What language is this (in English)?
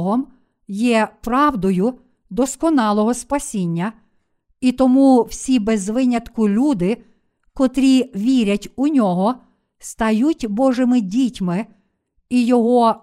Ukrainian